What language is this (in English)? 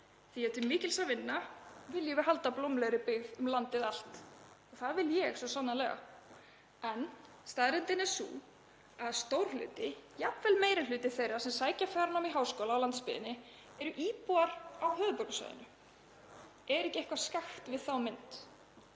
Icelandic